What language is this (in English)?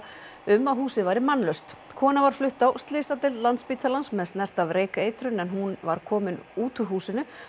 Icelandic